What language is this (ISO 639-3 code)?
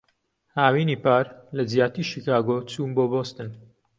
ckb